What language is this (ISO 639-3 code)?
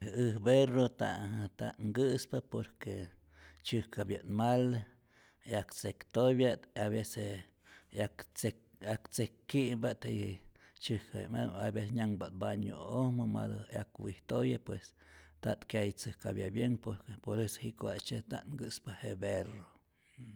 zor